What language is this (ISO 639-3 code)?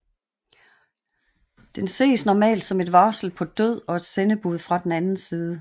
dan